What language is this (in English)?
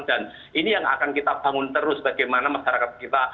Indonesian